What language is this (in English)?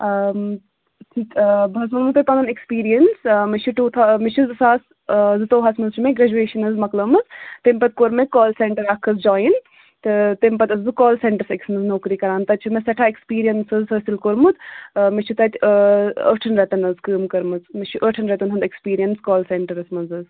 Kashmiri